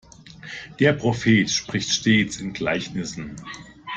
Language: German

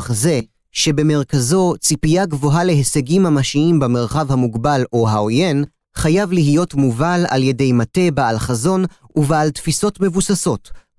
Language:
Hebrew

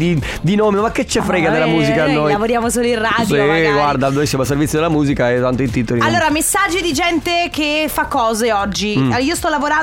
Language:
Italian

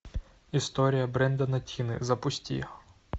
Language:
Russian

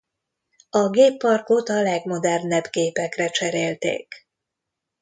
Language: Hungarian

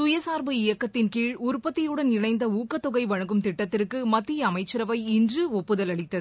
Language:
Tamil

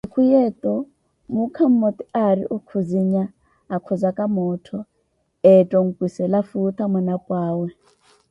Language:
Koti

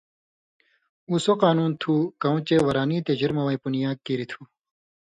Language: Indus Kohistani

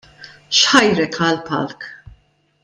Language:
Maltese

